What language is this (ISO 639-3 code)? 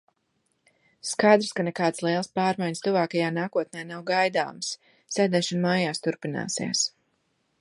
lav